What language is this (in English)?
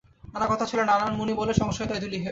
Bangla